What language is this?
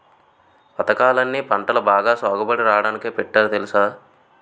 Telugu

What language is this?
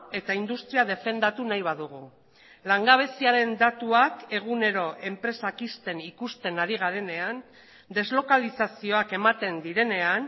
Basque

